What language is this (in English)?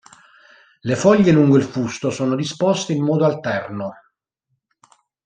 Italian